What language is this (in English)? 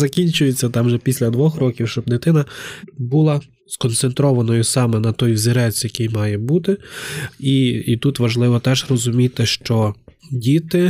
Ukrainian